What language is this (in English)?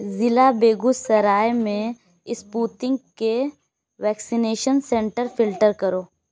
Urdu